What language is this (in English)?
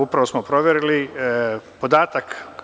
Serbian